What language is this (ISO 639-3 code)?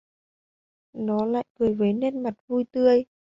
vie